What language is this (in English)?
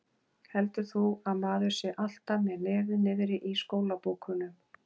Icelandic